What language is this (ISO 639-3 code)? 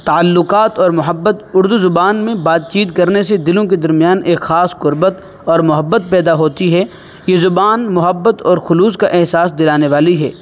urd